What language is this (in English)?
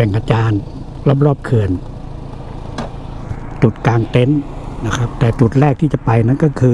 Thai